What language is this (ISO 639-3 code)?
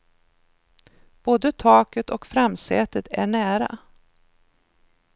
swe